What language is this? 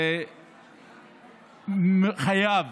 Hebrew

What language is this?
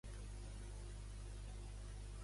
Catalan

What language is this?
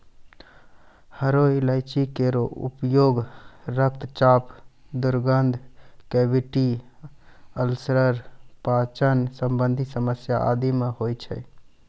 Maithili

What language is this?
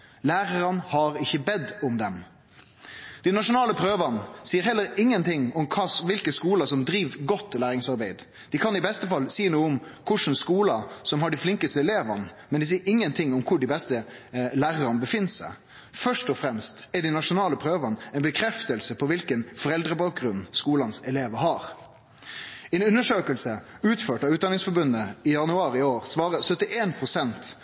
Norwegian Nynorsk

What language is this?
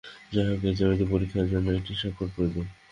Bangla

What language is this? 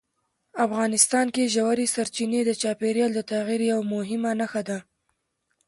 Pashto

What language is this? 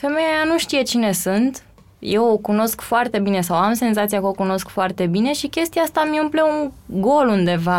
Romanian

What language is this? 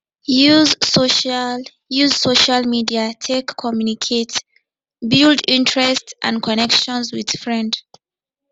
Nigerian Pidgin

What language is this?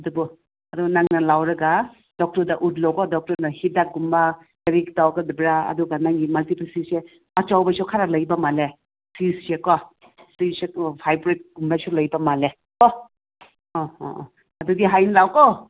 Manipuri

